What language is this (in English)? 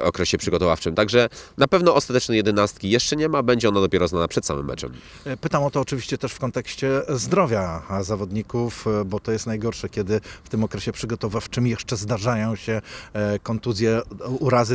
Polish